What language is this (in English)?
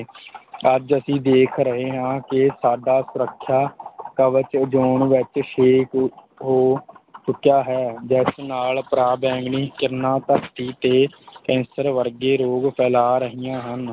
Punjabi